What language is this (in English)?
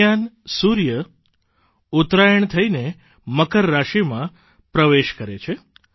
Gujarati